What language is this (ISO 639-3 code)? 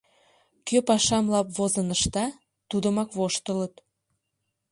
chm